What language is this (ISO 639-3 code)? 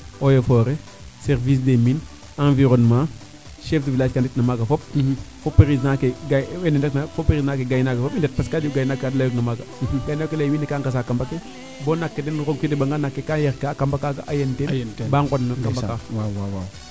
srr